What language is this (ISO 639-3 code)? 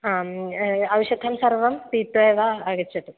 san